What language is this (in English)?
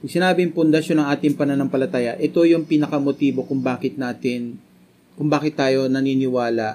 Filipino